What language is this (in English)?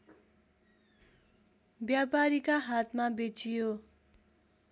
Nepali